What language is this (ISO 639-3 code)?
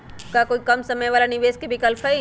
mag